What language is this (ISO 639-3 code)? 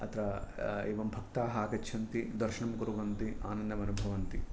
san